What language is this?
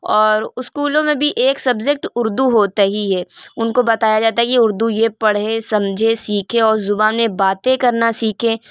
Urdu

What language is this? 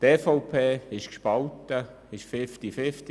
Swiss German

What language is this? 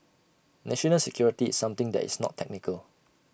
English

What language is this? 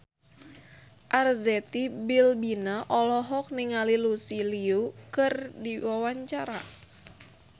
Sundanese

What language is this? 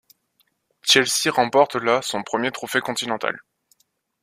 French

